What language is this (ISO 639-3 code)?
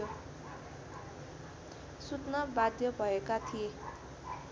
nep